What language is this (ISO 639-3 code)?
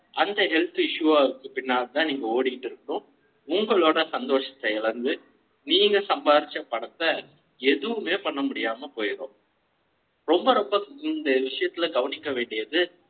tam